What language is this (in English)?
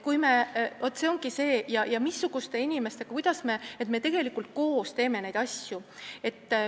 Estonian